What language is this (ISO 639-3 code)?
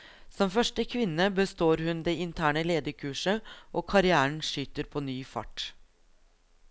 nor